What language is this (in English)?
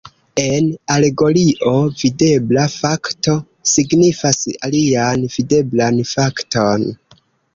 Esperanto